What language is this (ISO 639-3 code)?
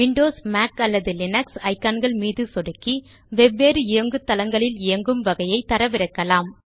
tam